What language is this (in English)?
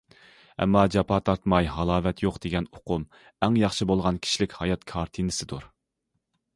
Uyghur